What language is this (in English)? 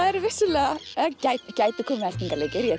Icelandic